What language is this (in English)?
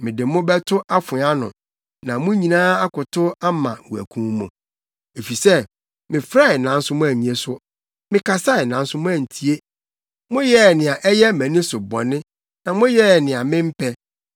Akan